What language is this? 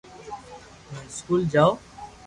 Loarki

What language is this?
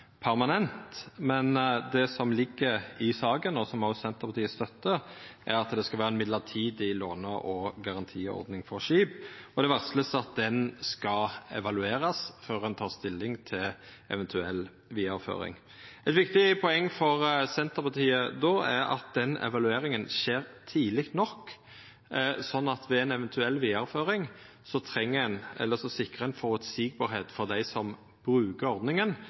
Norwegian Nynorsk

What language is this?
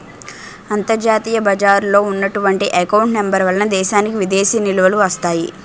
Telugu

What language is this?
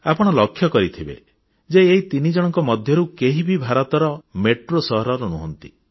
Odia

